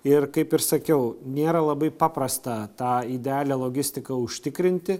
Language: Lithuanian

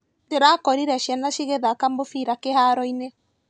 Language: Kikuyu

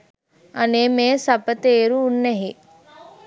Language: Sinhala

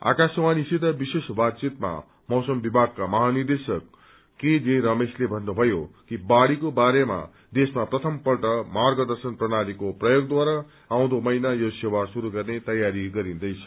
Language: Nepali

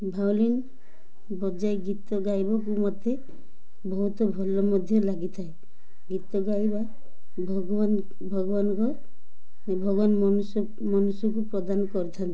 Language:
Odia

